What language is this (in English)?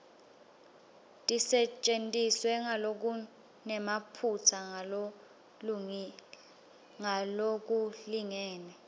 Swati